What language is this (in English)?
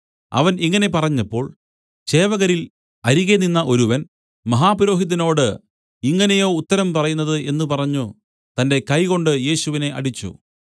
Malayalam